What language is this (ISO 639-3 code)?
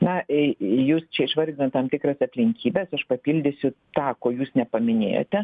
lit